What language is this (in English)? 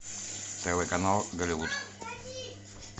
Russian